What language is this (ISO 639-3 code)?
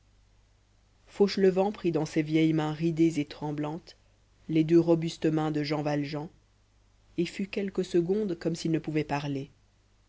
fra